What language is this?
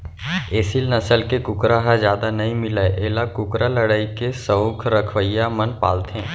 Chhattisgarhi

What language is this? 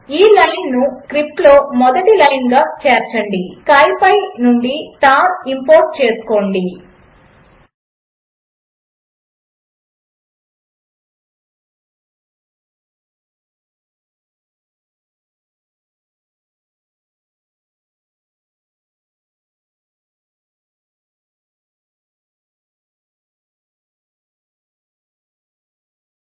Telugu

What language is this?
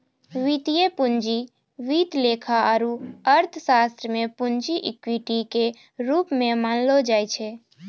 Maithili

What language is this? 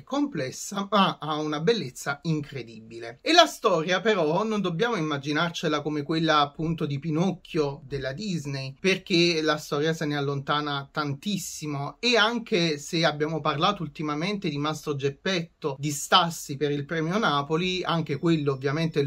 Italian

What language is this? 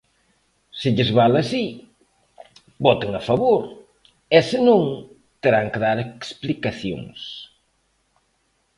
Galician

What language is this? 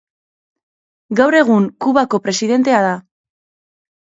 Basque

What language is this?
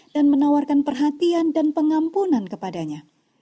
Indonesian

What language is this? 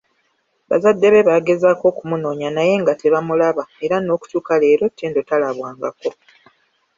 Ganda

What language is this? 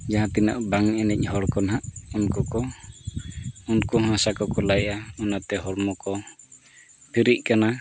Santali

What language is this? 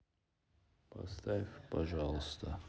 Russian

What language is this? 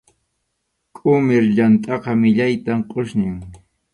Arequipa-La Unión Quechua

